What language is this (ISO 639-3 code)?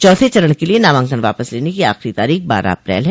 hin